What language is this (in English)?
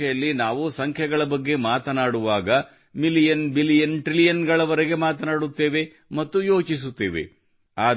Kannada